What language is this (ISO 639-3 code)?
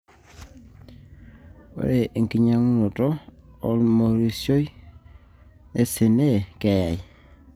mas